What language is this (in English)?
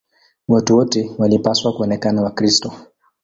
Swahili